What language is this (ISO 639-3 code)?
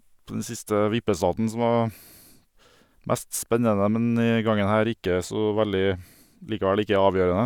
nor